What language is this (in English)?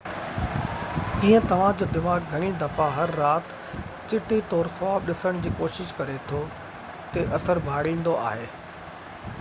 Sindhi